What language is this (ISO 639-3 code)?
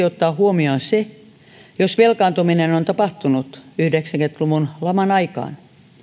fin